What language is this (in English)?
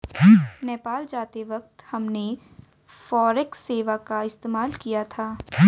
Hindi